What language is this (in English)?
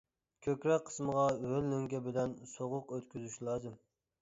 Uyghur